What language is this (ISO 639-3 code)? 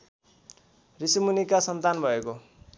nep